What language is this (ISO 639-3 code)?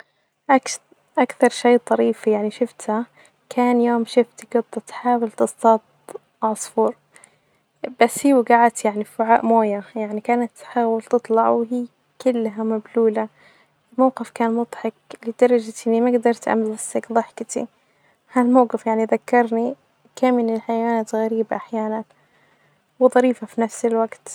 ars